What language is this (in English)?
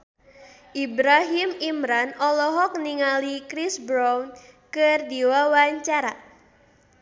Sundanese